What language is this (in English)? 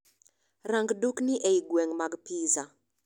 Luo (Kenya and Tanzania)